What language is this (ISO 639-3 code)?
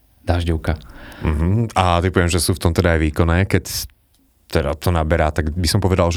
slk